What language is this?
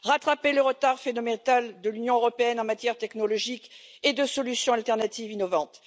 French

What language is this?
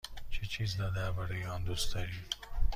Persian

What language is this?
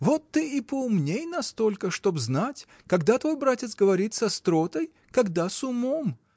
Russian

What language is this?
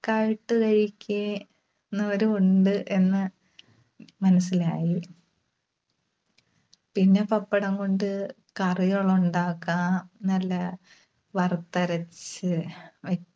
Malayalam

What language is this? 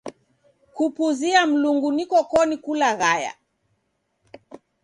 Taita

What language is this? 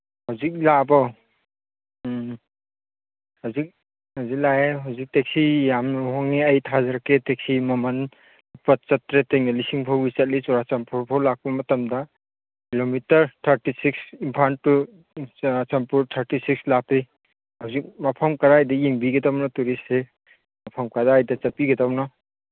Manipuri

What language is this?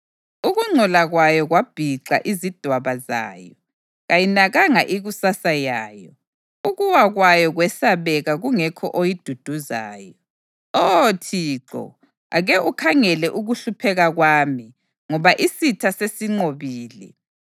North Ndebele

